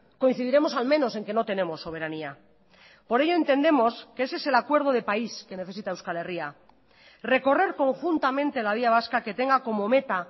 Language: Spanish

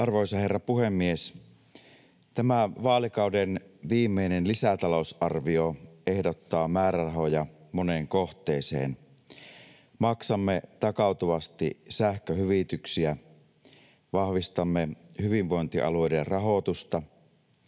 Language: Finnish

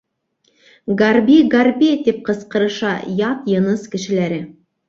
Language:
Bashkir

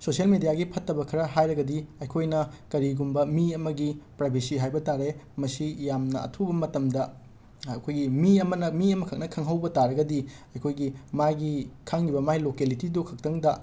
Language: Manipuri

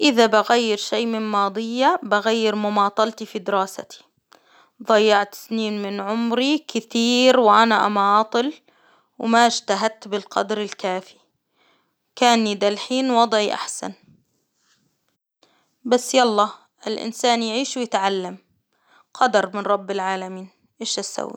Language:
Hijazi Arabic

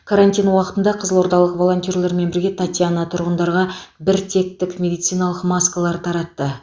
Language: Kazakh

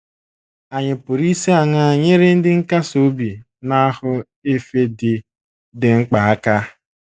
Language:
Igbo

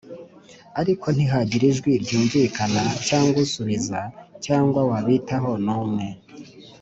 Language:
Kinyarwanda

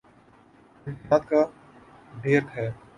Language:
Urdu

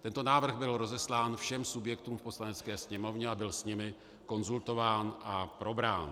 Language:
Czech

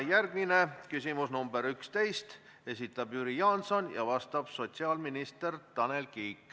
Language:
Estonian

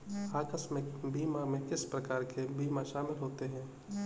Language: Hindi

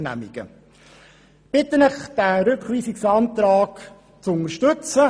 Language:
Swiss German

